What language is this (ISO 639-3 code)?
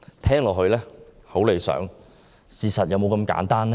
yue